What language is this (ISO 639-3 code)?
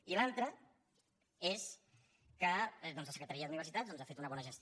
cat